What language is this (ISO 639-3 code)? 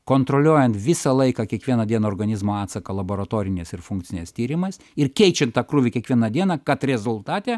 lit